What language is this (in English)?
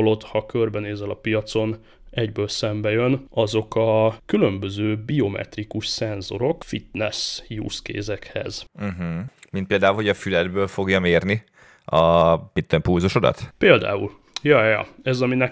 Hungarian